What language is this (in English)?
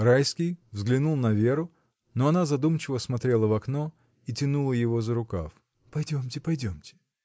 Russian